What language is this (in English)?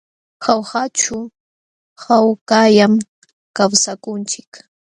Jauja Wanca Quechua